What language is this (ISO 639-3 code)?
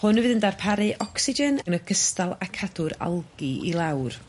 cym